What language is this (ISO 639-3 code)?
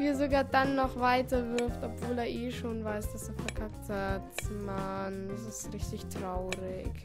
deu